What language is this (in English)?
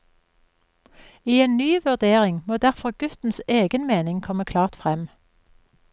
Norwegian